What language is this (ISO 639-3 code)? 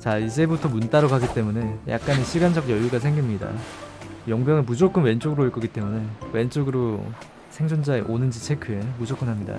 kor